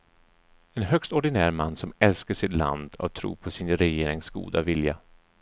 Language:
Swedish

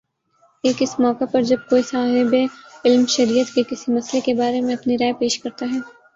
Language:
Urdu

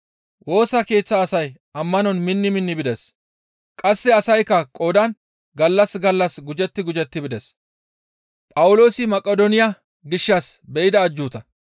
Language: Gamo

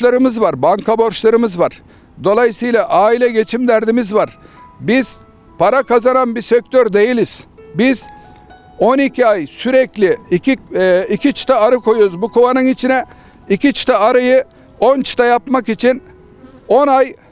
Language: Turkish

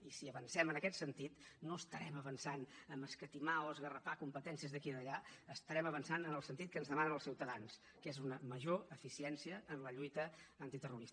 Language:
Catalan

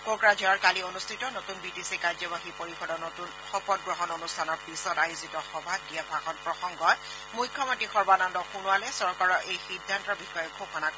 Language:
Assamese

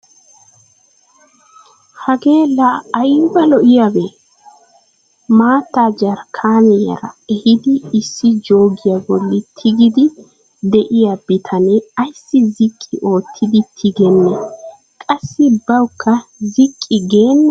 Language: Wolaytta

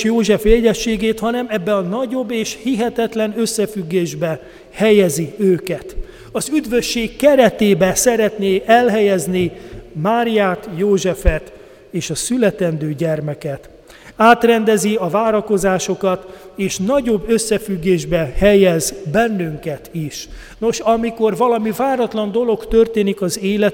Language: Hungarian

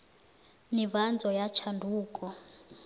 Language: South Ndebele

